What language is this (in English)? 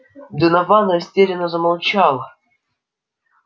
Russian